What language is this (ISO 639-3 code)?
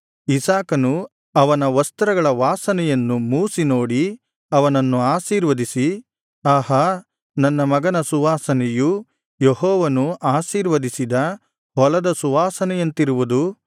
kan